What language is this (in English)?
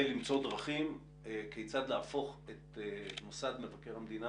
Hebrew